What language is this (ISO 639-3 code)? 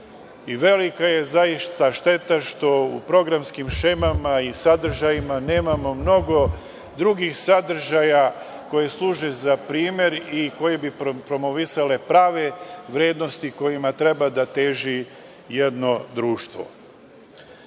srp